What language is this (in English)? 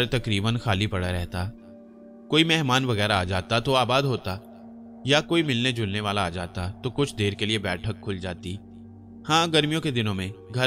Hindi